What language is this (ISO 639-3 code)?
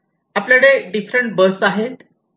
mar